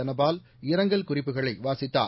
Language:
Tamil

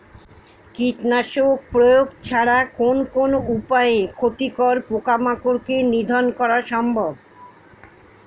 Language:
Bangla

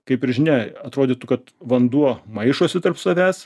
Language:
Lithuanian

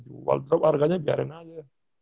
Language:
Indonesian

